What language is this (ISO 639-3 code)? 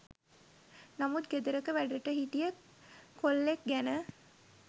sin